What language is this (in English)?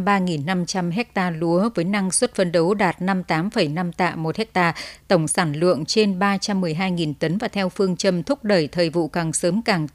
Vietnamese